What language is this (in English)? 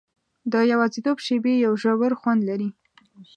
Pashto